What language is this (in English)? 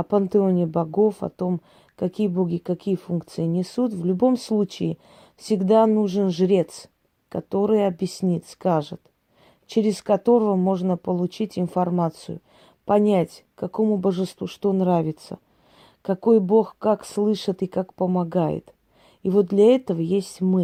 Russian